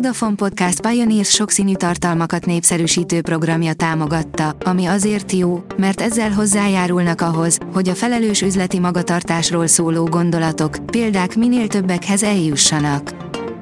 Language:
Hungarian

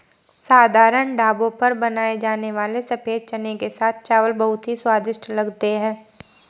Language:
Hindi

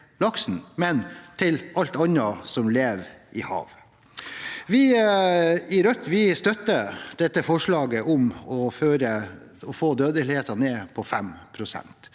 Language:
Norwegian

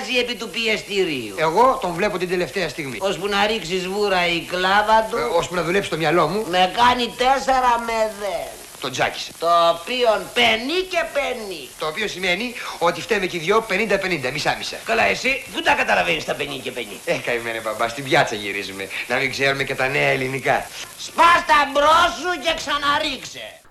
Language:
Greek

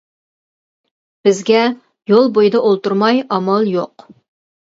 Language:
Uyghur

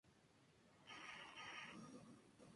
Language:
Spanish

